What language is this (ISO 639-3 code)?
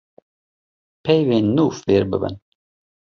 kur